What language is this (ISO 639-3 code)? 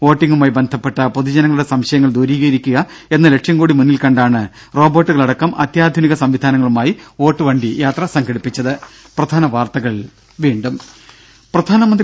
mal